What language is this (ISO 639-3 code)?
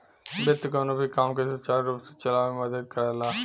bho